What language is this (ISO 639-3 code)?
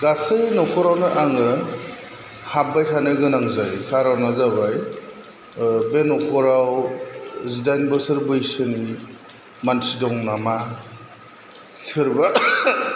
brx